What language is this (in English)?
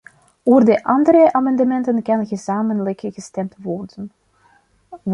Dutch